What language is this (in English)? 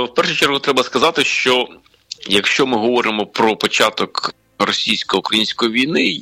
Ukrainian